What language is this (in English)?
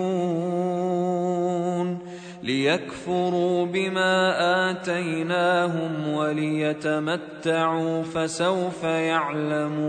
Arabic